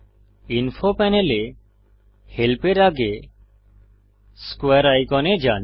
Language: Bangla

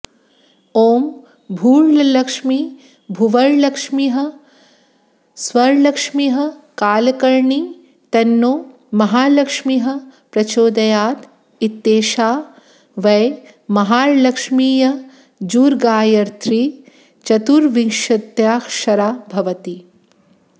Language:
Sanskrit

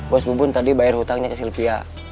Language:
Indonesian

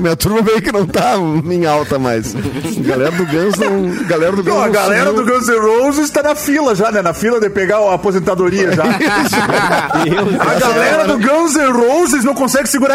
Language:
Portuguese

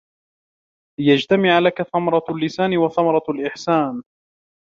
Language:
Arabic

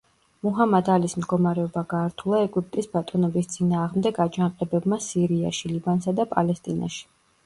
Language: Georgian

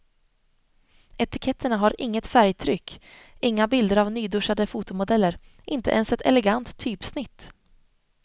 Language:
Swedish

